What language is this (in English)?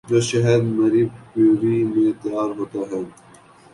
Urdu